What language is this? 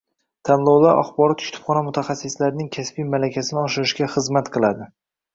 Uzbek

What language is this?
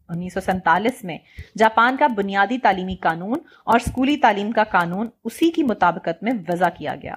Urdu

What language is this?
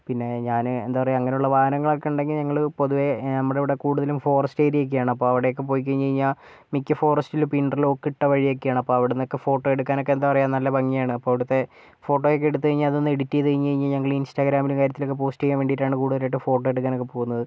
Malayalam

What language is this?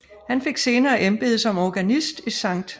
Danish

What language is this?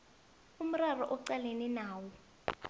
South Ndebele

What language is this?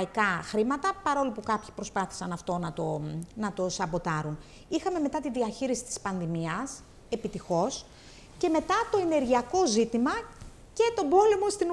Greek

